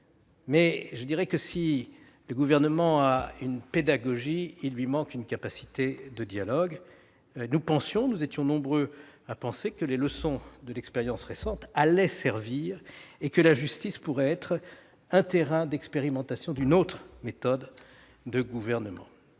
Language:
French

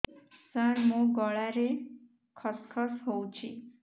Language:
Odia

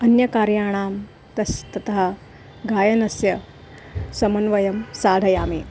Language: Sanskrit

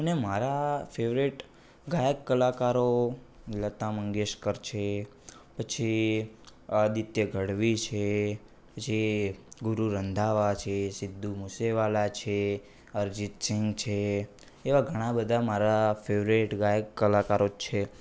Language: Gujarati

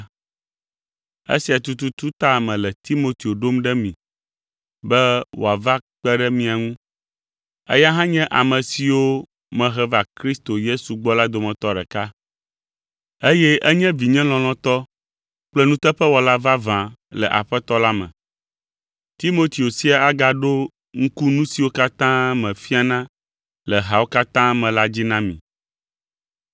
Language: Ewe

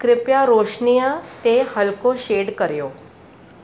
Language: Sindhi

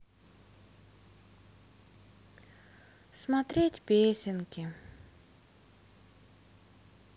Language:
Russian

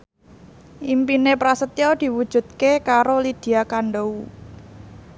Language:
Javanese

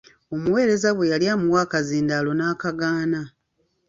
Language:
Ganda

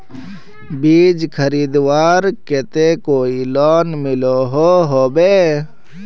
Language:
Magahi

